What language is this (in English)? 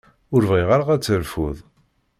Kabyle